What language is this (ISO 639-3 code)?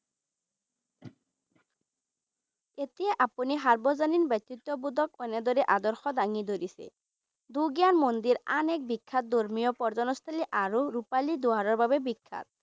asm